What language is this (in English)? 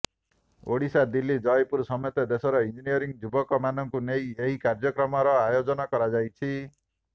Odia